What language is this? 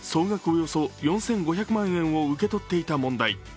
Japanese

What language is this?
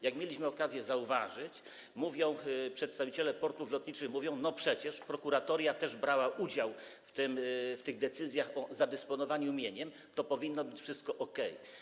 Polish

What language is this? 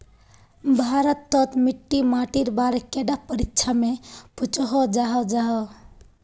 Magahi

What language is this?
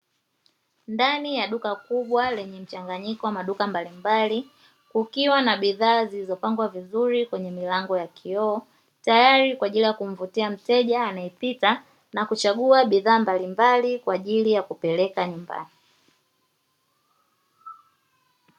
Swahili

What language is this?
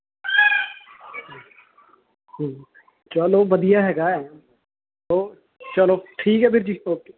Punjabi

